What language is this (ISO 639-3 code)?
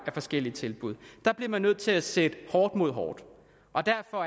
dan